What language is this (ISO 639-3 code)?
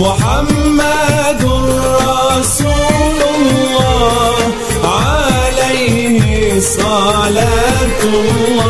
ara